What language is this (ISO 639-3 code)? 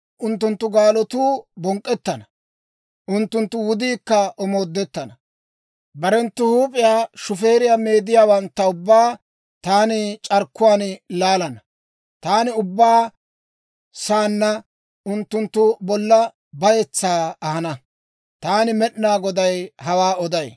dwr